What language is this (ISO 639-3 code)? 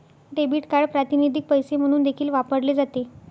mar